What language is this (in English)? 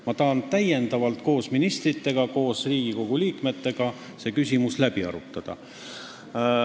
Estonian